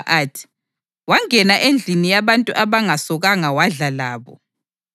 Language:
North Ndebele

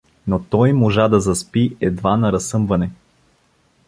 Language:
Bulgarian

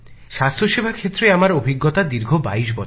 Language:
Bangla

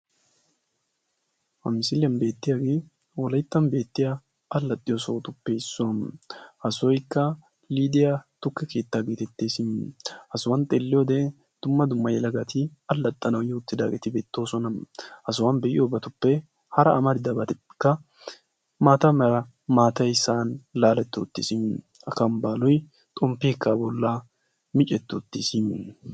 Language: Wolaytta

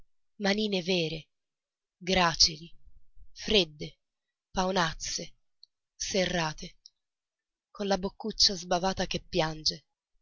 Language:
Italian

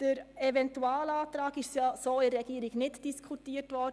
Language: Swiss German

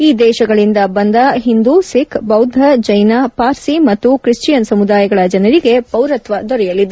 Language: Kannada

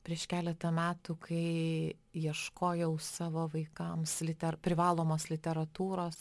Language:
Lithuanian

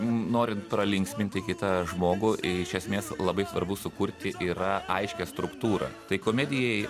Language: Lithuanian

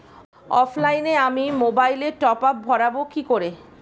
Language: Bangla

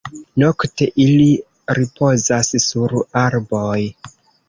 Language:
Esperanto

